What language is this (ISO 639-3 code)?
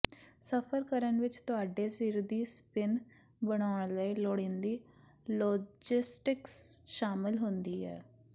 pan